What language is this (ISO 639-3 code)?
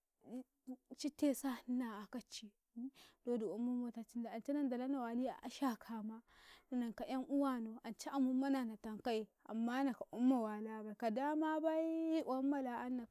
kai